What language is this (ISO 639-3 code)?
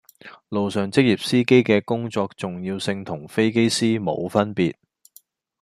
yue